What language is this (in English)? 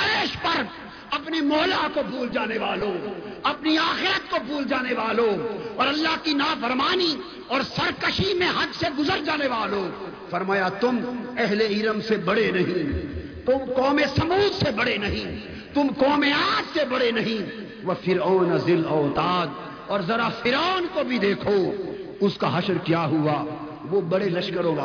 Urdu